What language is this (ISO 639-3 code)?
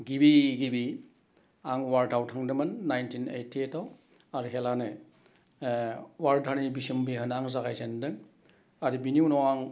brx